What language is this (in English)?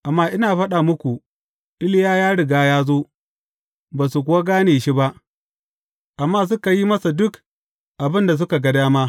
Hausa